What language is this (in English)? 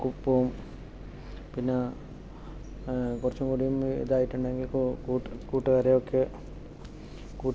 Malayalam